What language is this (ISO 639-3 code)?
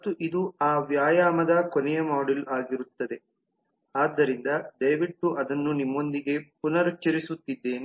kan